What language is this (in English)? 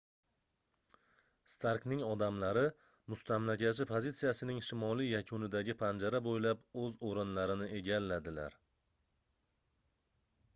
Uzbek